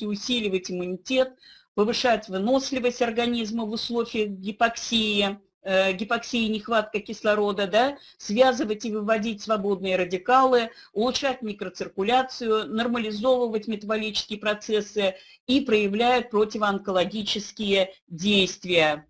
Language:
Russian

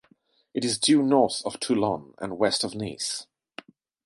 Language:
English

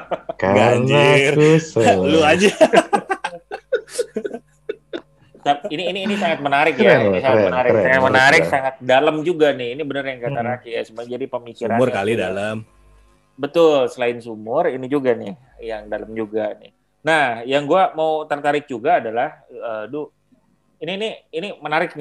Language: Indonesian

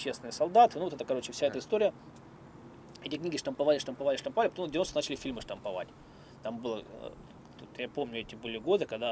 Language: Russian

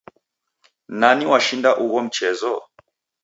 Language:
Taita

